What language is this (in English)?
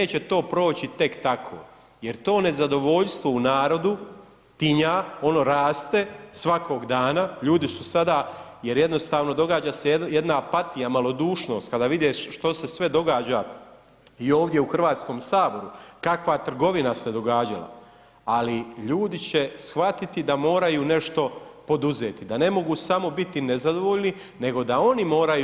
Croatian